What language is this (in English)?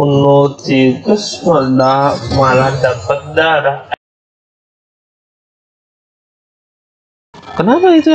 Indonesian